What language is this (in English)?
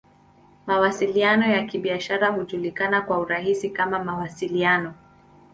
Swahili